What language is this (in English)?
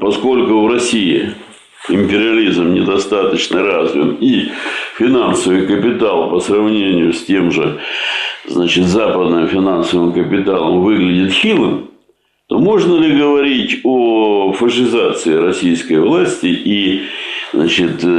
Russian